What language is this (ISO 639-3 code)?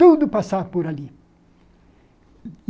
por